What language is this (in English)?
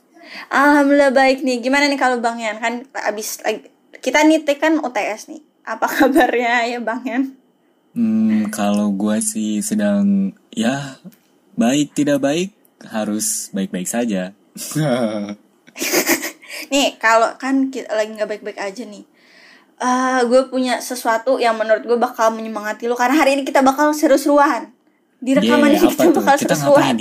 Indonesian